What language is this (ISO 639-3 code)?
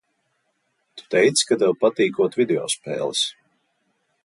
lav